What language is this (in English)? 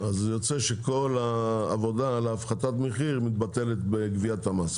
Hebrew